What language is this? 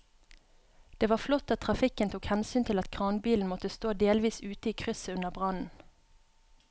Norwegian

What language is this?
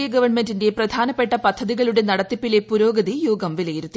Malayalam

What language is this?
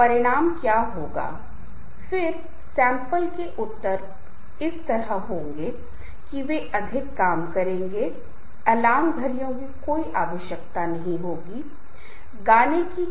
Hindi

